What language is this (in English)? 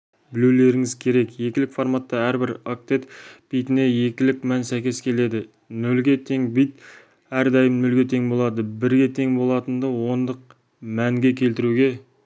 Kazakh